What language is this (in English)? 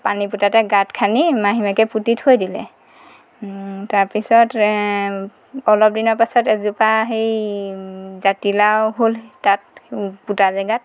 Assamese